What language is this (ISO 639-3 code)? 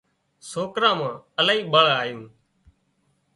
kxp